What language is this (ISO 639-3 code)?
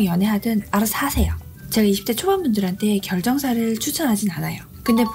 kor